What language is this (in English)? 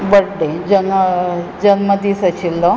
Konkani